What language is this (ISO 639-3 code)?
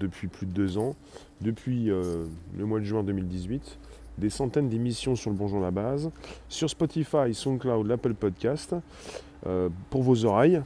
fra